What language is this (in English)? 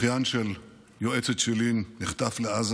Hebrew